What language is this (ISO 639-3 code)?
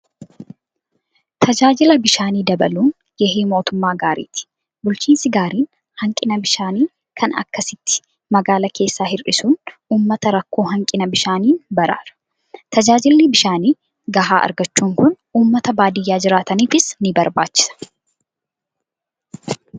orm